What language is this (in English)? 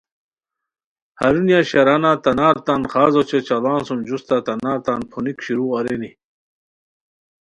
Khowar